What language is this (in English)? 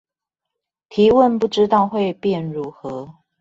Chinese